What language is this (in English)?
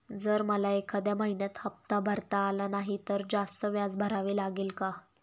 Marathi